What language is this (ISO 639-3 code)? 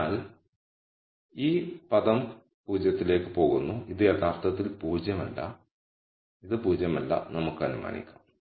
mal